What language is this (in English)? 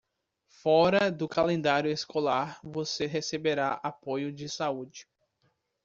Portuguese